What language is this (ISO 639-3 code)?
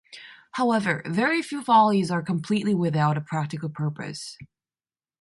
eng